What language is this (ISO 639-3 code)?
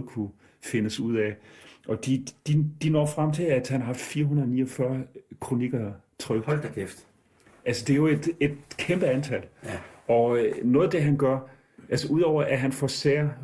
dan